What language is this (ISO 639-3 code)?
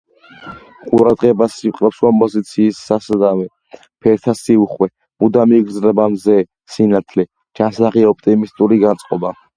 kat